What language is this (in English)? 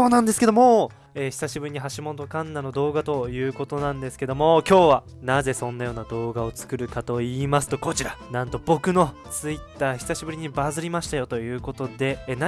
Japanese